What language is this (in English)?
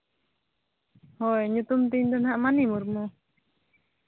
Santali